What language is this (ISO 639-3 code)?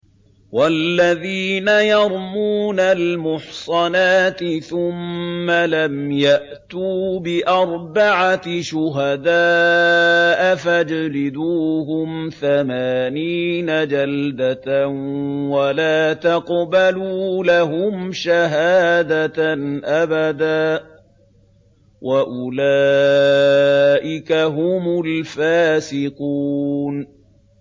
ara